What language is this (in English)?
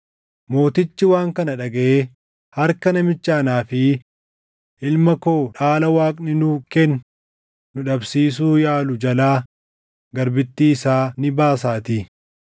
Oromo